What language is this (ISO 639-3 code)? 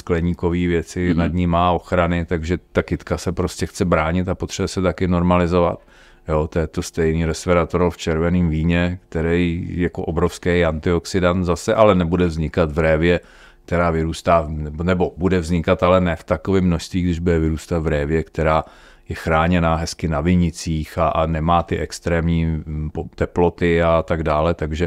ces